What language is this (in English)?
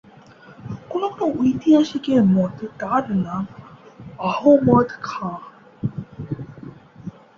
Bangla